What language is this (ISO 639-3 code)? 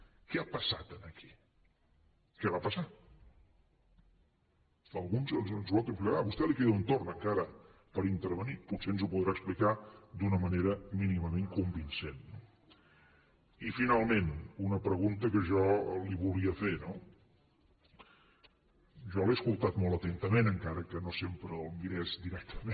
cat